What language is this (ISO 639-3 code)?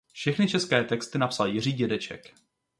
ces